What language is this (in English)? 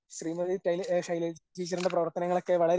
Malayalam